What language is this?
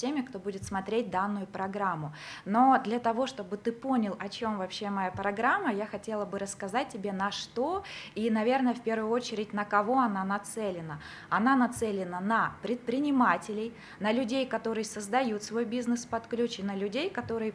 Russian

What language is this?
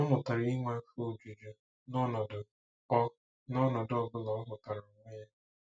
Igbo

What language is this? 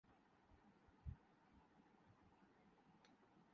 Urdu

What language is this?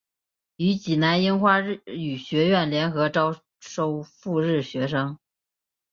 Chinese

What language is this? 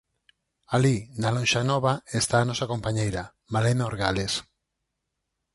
Galician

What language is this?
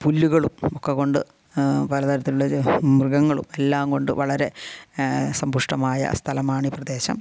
Malayalam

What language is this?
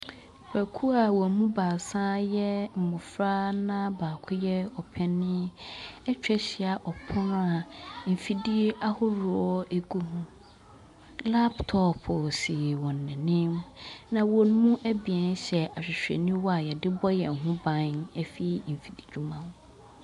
Akan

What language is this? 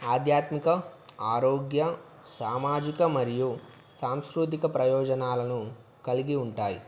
Telugu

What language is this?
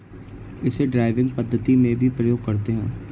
Hindi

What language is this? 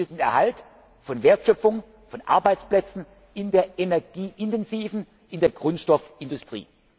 German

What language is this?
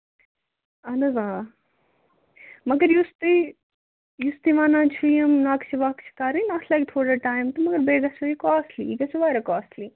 Kashmiri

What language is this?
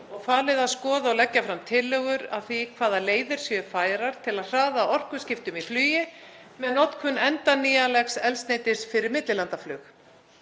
Icelandic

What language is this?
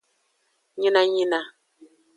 Aja (Benin)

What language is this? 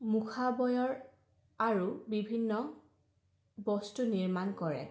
Assamese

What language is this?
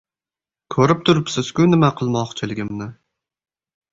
Uzbek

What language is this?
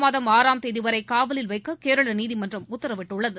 Tamil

